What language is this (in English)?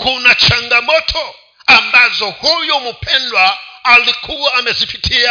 Swahili